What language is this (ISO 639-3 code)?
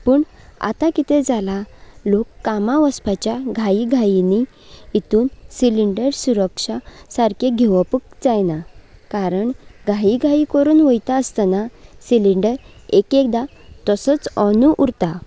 kok